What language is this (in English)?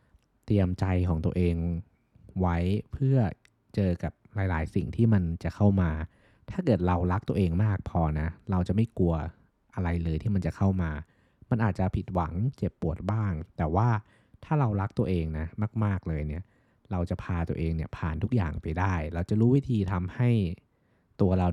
Thai